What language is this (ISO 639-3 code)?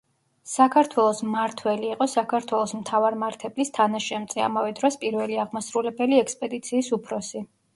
kat